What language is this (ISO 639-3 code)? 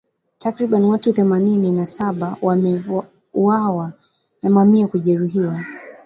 swa